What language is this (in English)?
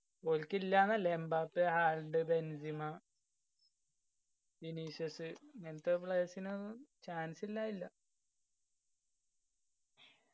Malayalam